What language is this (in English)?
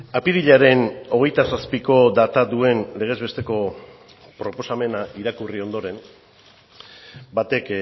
Basque